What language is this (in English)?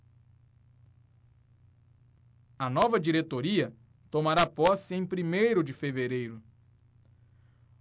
Portuguese